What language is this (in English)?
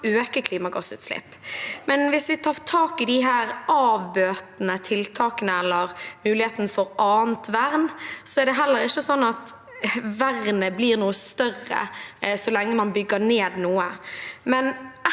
Norwegian